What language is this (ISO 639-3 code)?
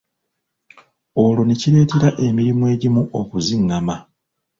lug